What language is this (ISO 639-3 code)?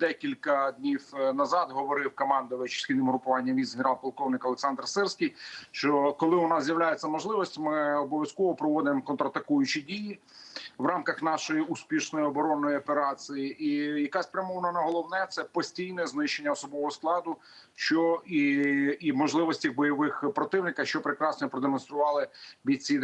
ukr